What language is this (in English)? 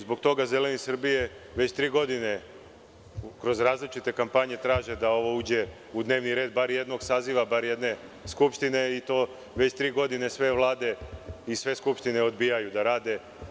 Serbian